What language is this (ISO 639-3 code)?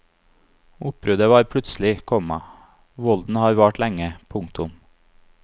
nor